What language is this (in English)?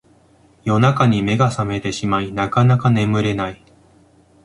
Japanese